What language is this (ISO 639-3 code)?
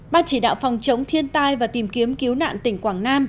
vie